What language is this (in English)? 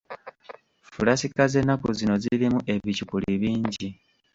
Ganda